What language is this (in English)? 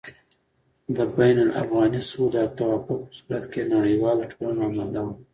Pashto